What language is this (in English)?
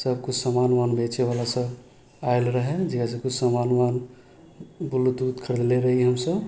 Maithili